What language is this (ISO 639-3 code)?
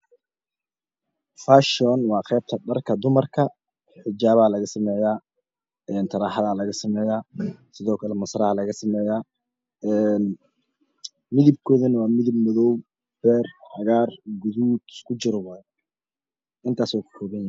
som